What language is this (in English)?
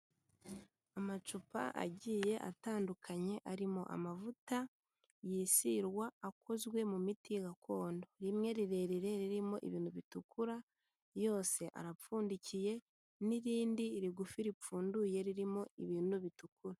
Kinyarwanda